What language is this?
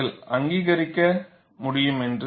Tamil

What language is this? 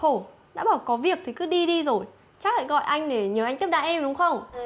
Vietnamese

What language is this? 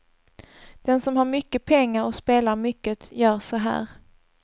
Swedish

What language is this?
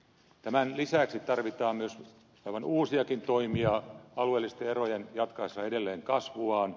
Finnish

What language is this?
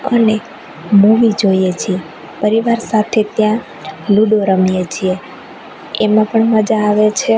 Gujarati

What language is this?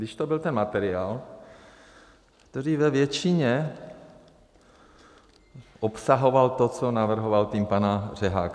Czech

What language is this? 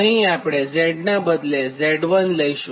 Gujarati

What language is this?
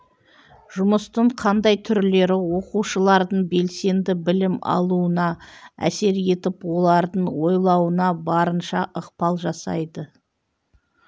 Kazakh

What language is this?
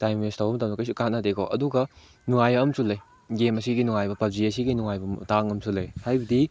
Manipuri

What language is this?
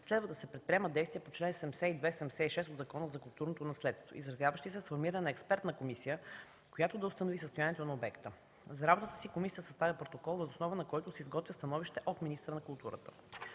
Bulgarian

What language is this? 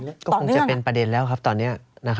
Thai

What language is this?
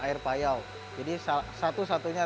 Indonesian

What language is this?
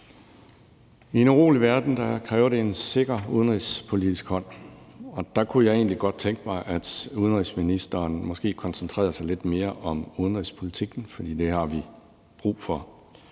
Danish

